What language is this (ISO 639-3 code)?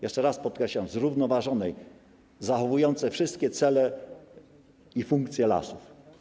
pol